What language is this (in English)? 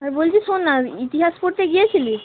Bangla